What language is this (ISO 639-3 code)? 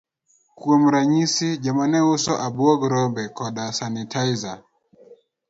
luo